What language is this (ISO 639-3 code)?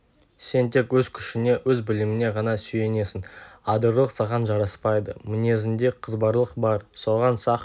kaz